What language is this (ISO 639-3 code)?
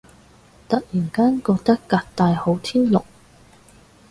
yue